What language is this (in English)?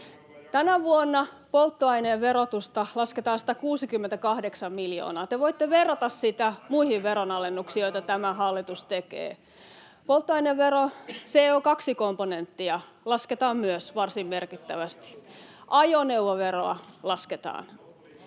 Finnish